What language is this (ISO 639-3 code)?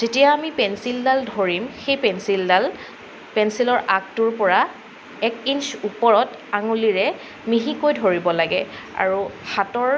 asm